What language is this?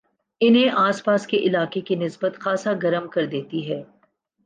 Urdu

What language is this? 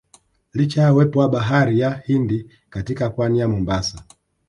Swahili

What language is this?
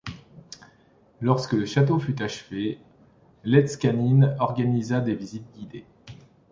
French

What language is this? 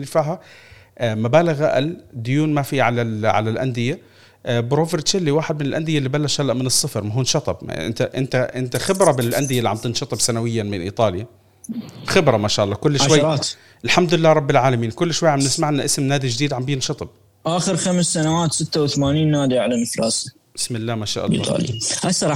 Arabic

